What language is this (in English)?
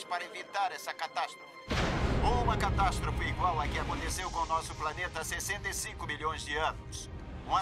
Portuguese